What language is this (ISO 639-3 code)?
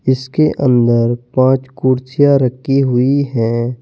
hin